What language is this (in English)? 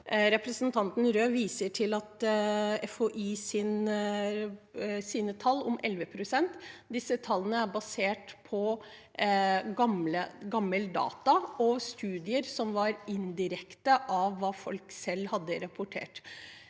Norwegian